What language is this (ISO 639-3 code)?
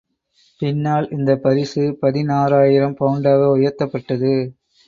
tam